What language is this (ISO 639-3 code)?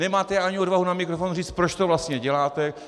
ces